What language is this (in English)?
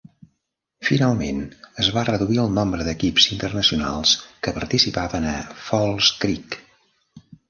Catalan